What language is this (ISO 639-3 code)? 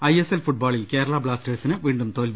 mal